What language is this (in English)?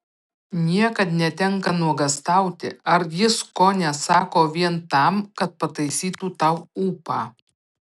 Lithuanian